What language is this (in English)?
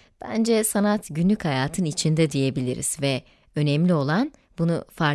Turkish